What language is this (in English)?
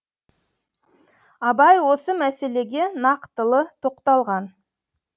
Kazakh